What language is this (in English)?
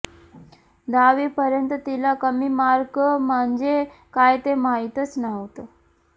Marathi